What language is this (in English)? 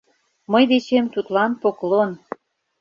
Mari